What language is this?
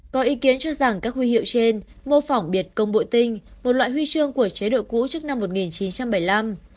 Vietnamese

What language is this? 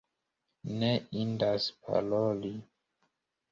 Esperanto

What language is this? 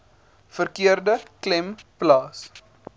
Afrikaans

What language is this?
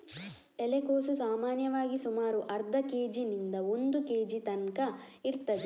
Kannada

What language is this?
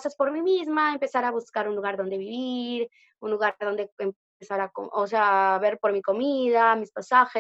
Spanish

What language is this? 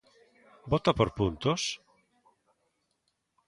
Galician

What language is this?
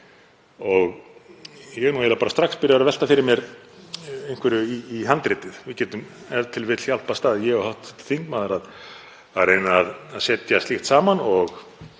Icelandic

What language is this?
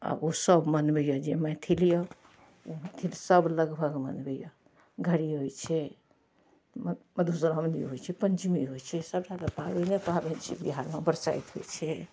Maithili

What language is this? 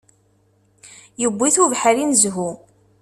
Kabyle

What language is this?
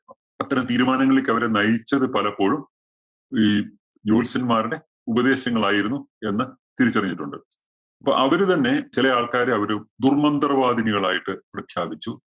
Malayalam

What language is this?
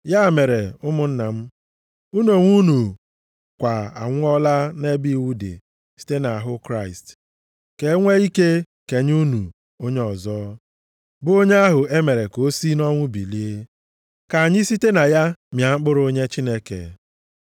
Igbo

